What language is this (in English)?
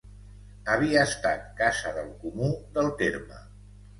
Catalan